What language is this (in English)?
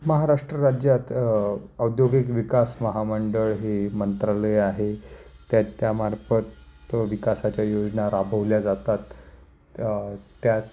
Marathi